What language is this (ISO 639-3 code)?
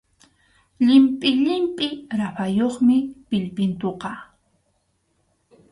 qxu